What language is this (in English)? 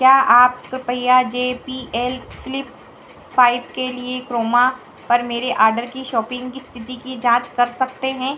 Hindi